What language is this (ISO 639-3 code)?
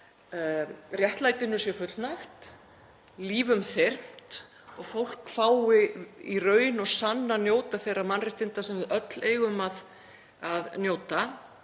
isl